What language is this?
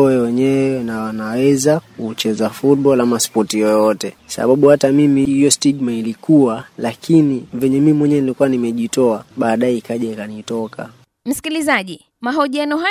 Swahili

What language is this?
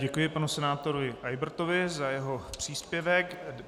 Czech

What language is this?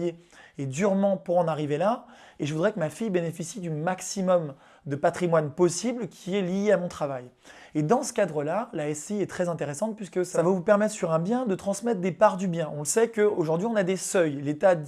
French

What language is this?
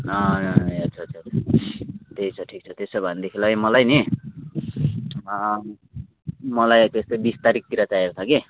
Nepali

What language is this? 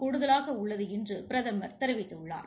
Tamil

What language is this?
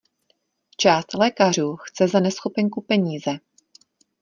Czech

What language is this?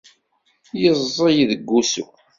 Kabyle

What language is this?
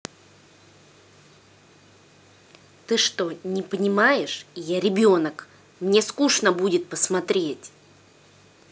Russian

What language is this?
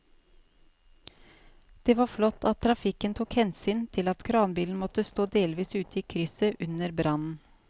Norwegian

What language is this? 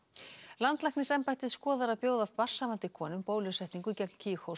Icelandic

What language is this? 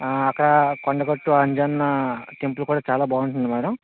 Telugu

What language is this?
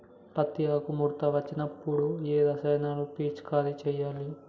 Telugu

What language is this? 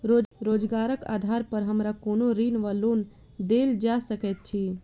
Maithili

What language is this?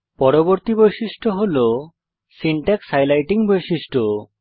Bangla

